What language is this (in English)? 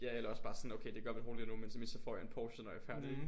Danish